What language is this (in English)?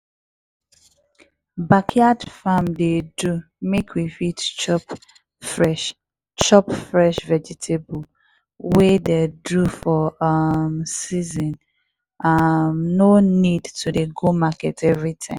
Nigerian Pidgin